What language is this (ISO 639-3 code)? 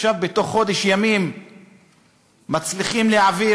heb